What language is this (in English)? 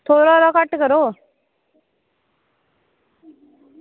Dogri